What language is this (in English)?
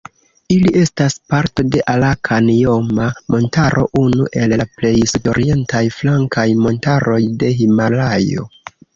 Esperanto